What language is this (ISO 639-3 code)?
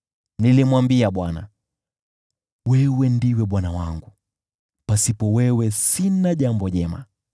swa